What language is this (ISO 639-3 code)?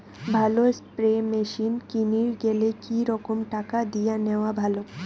ben